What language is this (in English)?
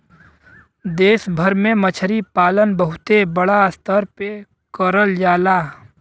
Bhojpuri